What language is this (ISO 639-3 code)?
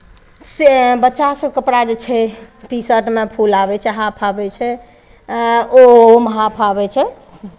mai